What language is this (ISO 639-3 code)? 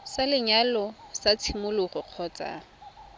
tsn